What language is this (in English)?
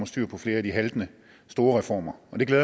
Danish